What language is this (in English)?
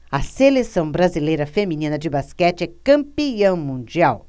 Portuguese